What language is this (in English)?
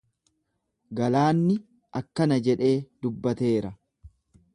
Oromo